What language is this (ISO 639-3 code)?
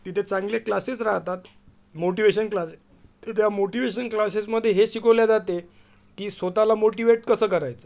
mar